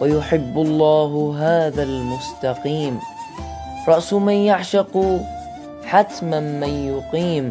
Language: Arabic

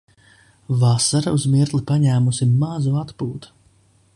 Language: Latvian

